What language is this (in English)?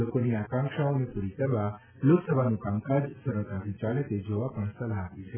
Gujarati